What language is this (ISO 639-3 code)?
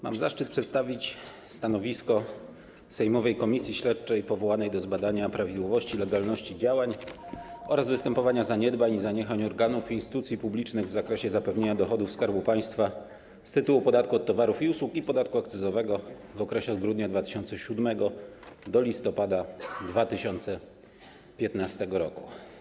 pol